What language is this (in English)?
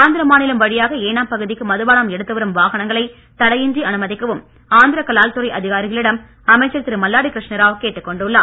Tamil